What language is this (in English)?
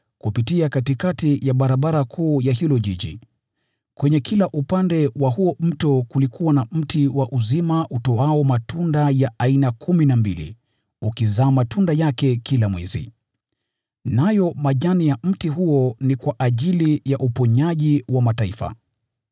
Swahili